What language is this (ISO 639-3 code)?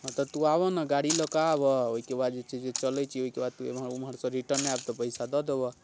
mai